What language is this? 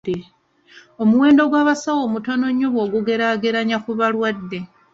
Ganda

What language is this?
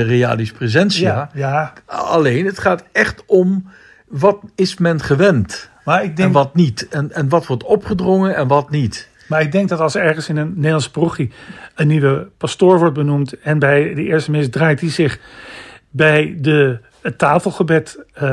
Dutch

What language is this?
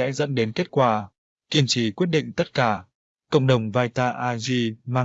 Vietnamese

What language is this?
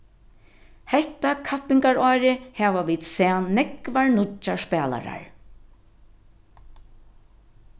Faroese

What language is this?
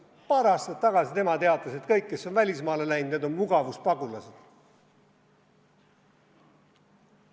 Estonian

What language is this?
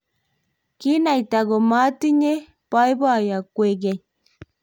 Kalenjin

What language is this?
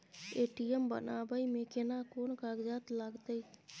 Maithili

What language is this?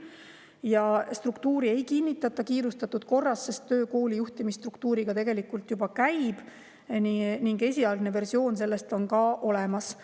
Estonian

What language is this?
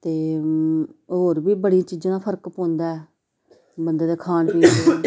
Dogri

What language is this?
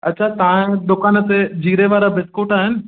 Sindhi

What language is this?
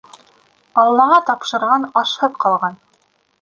Bashkir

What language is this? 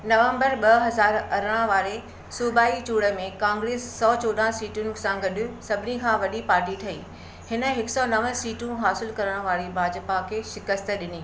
Sindhi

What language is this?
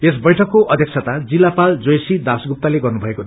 Nepali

